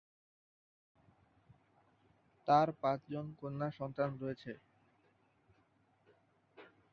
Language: Bangla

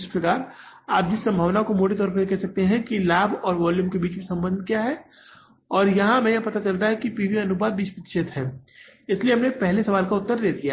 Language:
Hindi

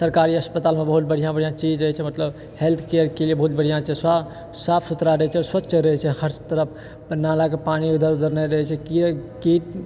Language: Maithili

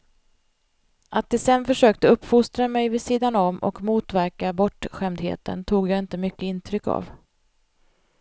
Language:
Swedish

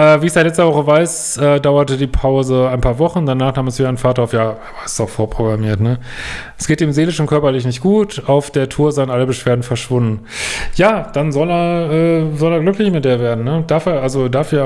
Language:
German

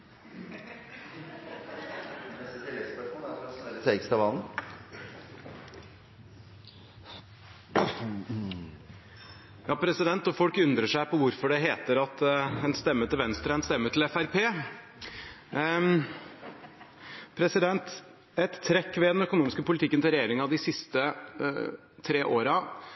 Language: Norwegian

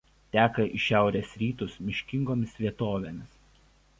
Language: Lithuanian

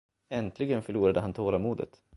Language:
Swedish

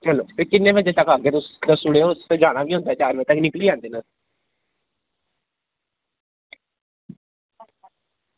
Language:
Dogri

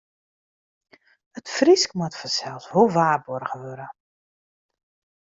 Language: Western Frisian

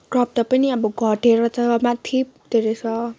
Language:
Nepali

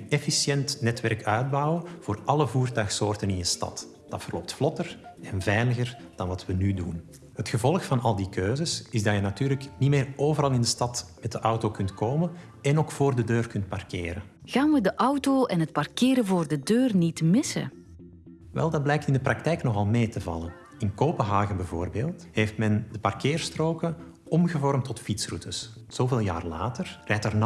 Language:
Dutch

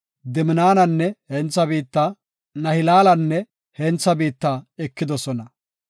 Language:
Gofa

